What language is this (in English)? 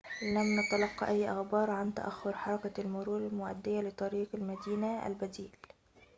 Arabic